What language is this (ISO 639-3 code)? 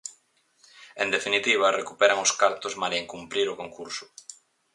glg